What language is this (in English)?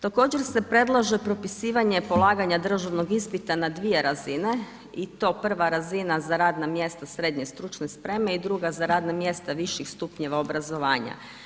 Croatian